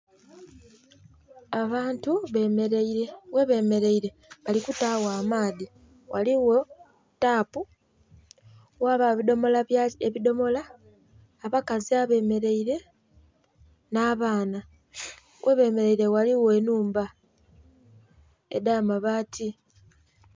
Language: Soga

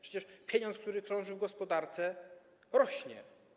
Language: Polish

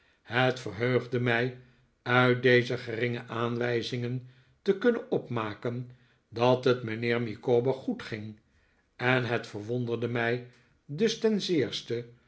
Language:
Dutch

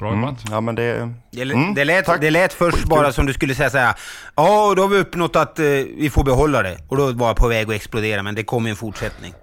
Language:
Swedish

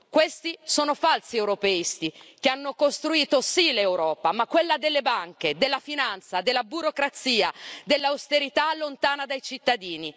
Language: Italian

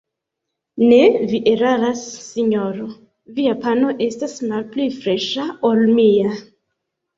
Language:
Esperanto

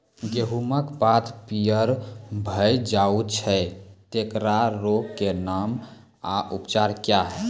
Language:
Maithili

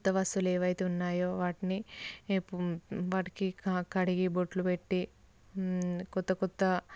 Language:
Telugu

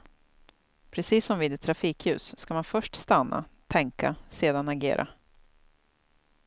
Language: Swedish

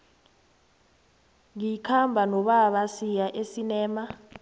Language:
South Ndebele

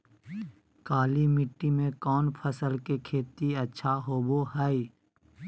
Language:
Magahi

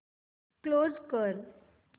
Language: Marathi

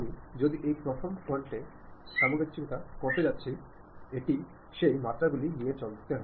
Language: Bangla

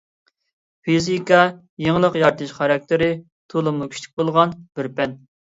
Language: Uyghur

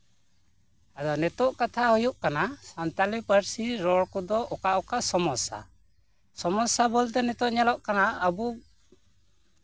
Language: Santali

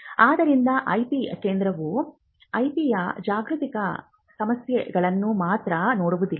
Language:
Kannada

